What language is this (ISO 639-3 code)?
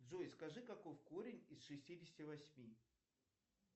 rus